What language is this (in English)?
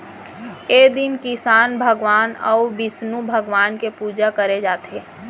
Chhattisgarhi